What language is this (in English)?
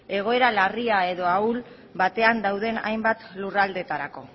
Basque